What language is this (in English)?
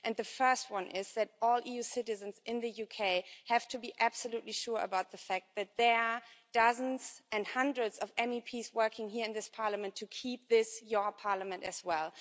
English